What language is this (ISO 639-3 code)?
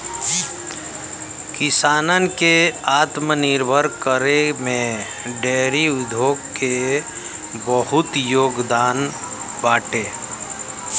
bho